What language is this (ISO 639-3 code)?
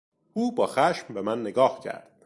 fas